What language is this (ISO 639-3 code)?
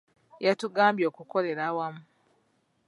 lug